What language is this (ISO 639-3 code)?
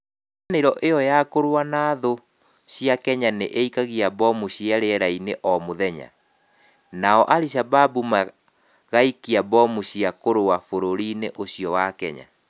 kik